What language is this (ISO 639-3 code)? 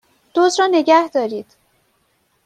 fas